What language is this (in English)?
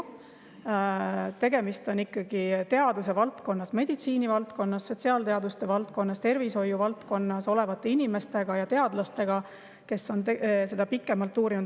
Estonian